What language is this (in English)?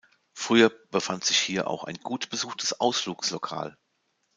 German